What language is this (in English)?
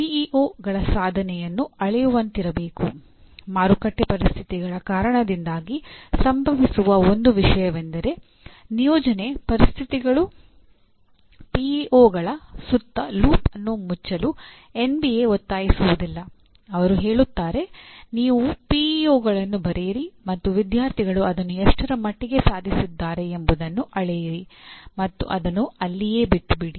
Kannada